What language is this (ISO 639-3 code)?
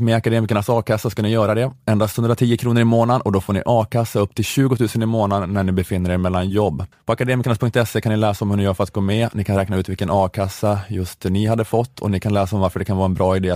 swe